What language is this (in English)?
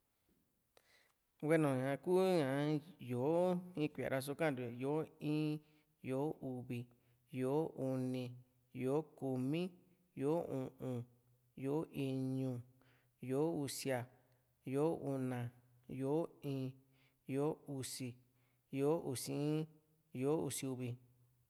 Juxtlahuaca Mixtec